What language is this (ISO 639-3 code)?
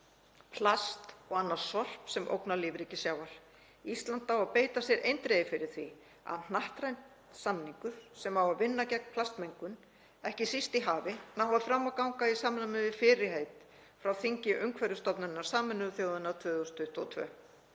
isl